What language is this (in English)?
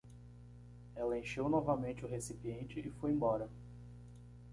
Portuguese